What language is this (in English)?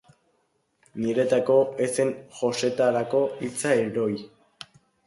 Basque